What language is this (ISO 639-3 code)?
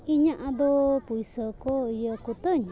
sat